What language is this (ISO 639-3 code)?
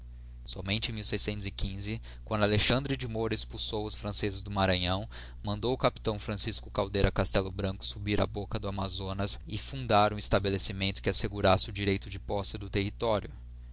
por